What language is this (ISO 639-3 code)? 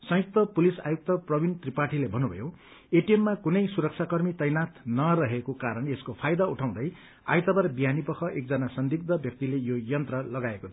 nep